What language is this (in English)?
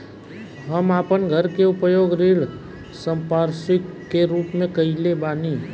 Bhojpuri